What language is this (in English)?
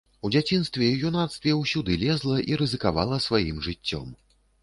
Belarusian